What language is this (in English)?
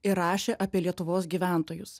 Lithuanian